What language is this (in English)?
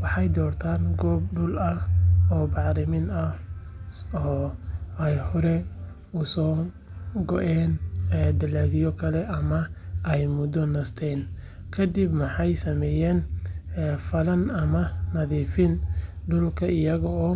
Somali